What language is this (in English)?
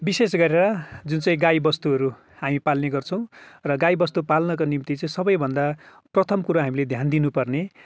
Nepali